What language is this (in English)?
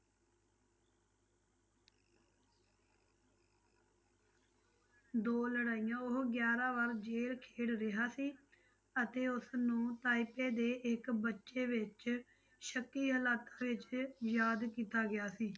Punjabi